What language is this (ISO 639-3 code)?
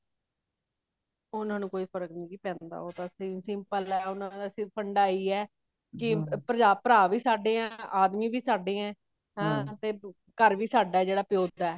pan